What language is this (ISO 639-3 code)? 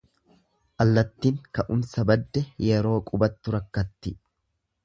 orm